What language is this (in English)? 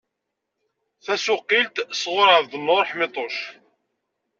Kabyle